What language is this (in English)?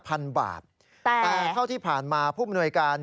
Thai